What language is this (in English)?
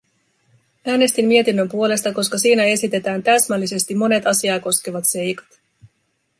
Finnish